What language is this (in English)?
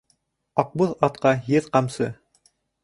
Bashkir